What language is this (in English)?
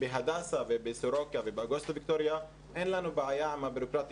Hebrew